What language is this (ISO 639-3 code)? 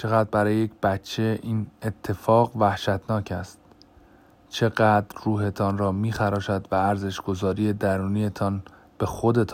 fas